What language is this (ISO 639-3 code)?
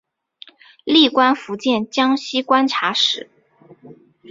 zho